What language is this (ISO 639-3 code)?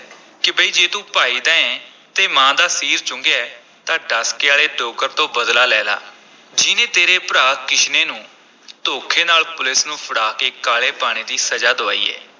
pan